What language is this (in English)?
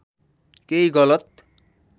Nepali